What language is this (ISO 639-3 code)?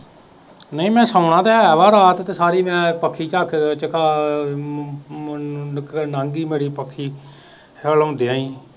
pan